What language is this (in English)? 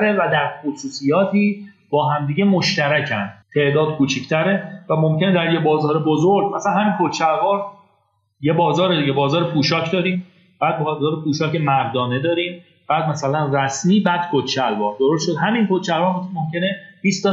Persian